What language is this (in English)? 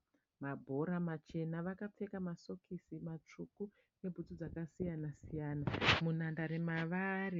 Shona